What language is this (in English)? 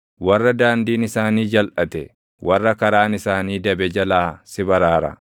Oromo